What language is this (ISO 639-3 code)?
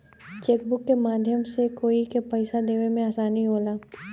bho